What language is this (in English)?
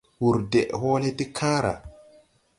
Tupuri